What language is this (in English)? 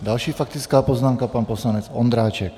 Czech